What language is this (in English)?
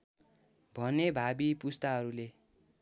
Nepali